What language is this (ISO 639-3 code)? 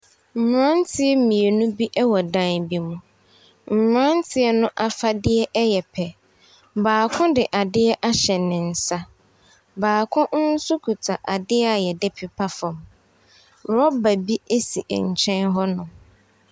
aka